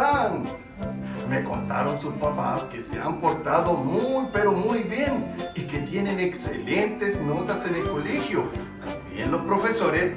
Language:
Spanish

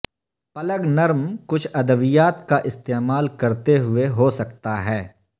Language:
Urdu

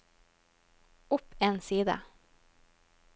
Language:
Norwegian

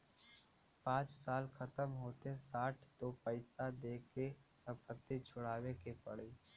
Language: Bhojpuri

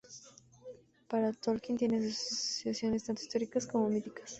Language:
Spanish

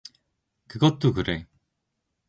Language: Korean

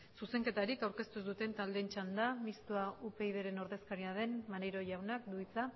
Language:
Basque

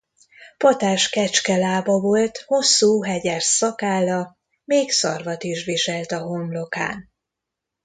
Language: Hungarian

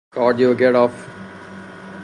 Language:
Persian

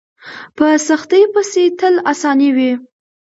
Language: Pashto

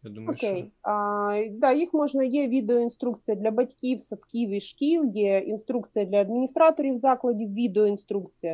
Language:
Ukrainian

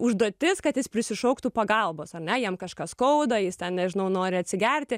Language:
Lithuanian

